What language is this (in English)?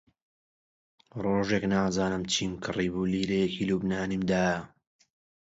Central Kurdish